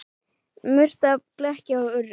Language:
Icelandic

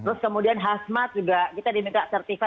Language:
Indonesian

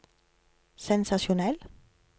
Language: Norwegian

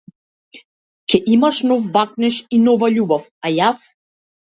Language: Macedonian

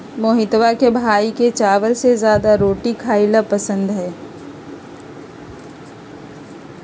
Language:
Magahi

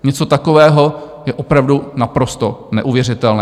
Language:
Czech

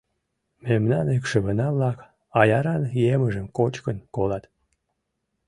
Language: Mari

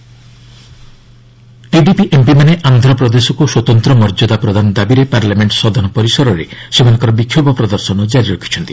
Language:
Odia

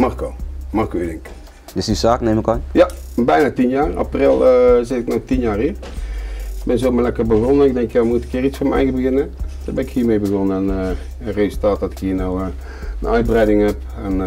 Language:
Dutch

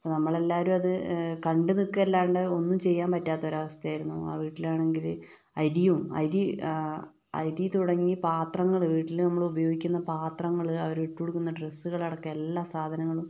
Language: Malayalam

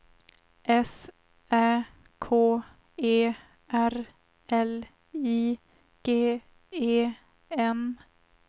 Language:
Swedish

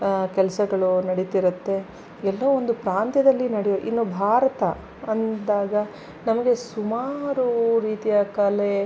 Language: Kannada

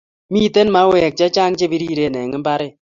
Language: Kalenjin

